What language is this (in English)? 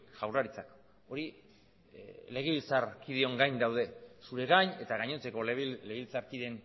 Basque